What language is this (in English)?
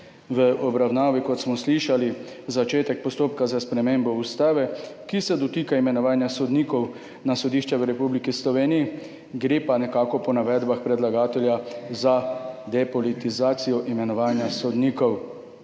Slovenian